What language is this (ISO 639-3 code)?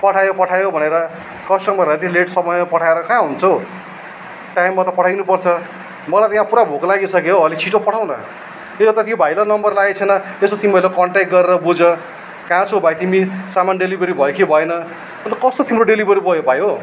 nep